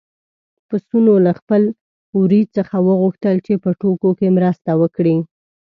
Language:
Pashto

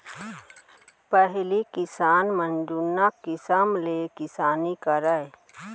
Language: Chhattisgarhi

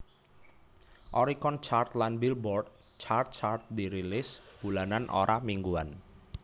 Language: Javanese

